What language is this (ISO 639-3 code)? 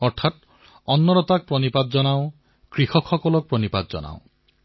asm